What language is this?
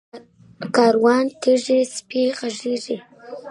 Pashto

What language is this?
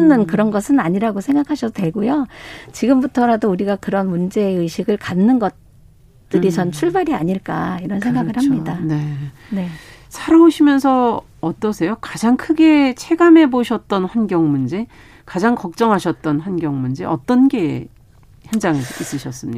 Korean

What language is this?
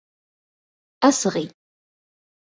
Arabic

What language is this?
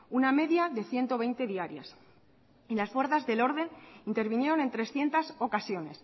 Spanish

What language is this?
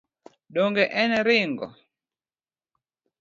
Luo (Kenya and Tanzania)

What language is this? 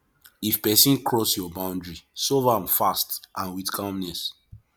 Nigerian Pidgin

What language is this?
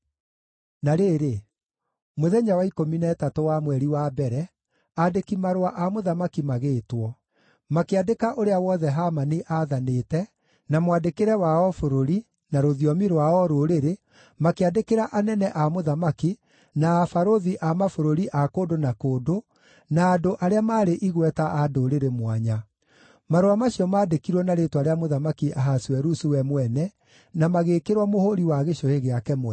Kikuyu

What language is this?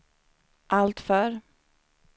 Swedish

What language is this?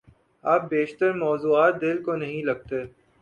Urdu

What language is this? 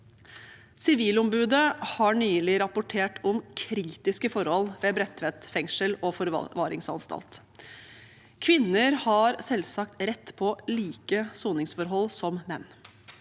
Norwegian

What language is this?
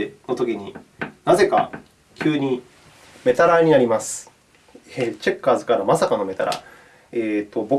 Japanese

